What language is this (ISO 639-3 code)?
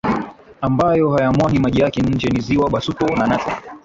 swa